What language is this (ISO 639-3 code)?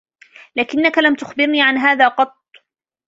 ara